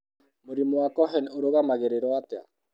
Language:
Kikuyu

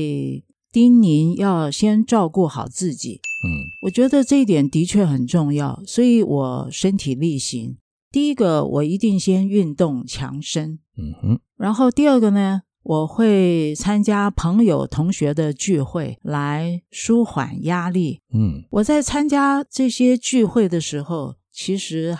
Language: Chinese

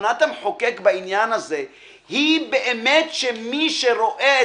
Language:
Hebrew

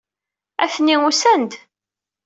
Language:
Kabyle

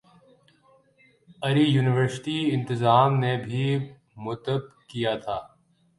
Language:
Urdu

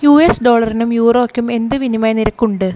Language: Malayalam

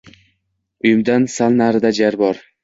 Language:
Uzbek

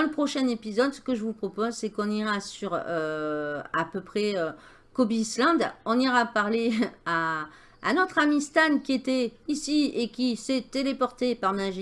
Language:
French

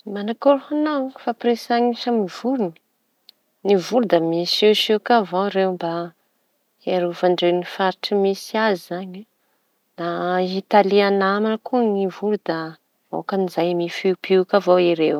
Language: Tanosy Malagasy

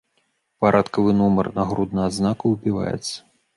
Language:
Belarusian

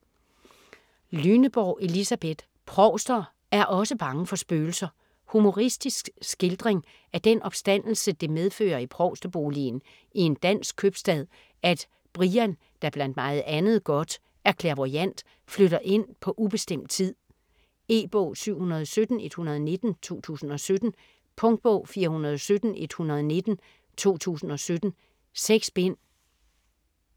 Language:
Danish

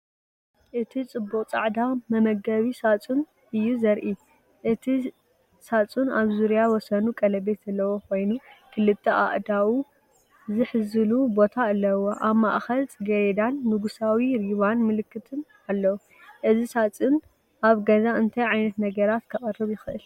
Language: Tigrinya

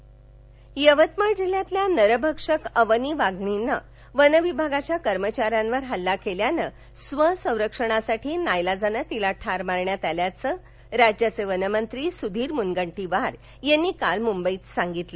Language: Marathi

